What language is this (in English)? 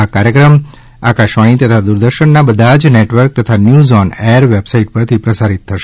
Gujarati